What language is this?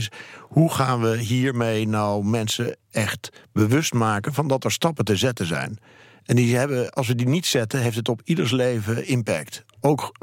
Dutch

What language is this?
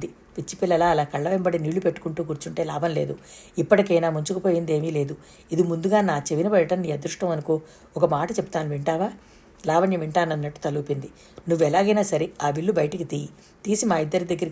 Telugu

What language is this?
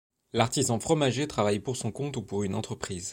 French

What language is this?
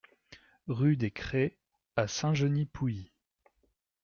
French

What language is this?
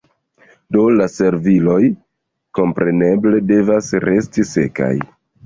Esperanto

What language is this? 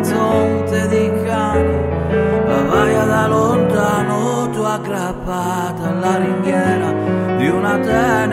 Romanian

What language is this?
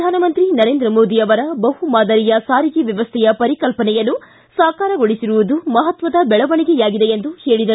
Kannada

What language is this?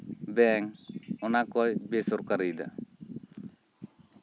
Santali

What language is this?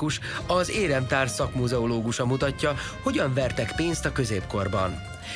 Hungarian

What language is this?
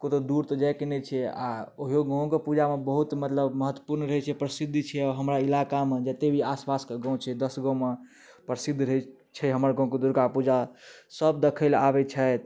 Maithili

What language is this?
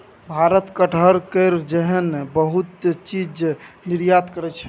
Maithili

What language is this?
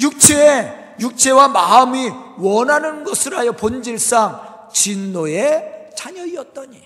Korean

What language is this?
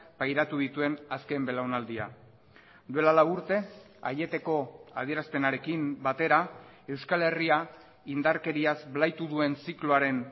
Basque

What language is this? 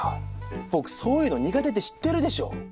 Japanese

